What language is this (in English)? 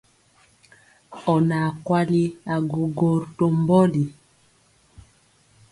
Mpiemo